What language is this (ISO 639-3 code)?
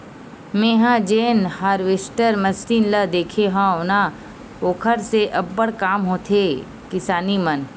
hne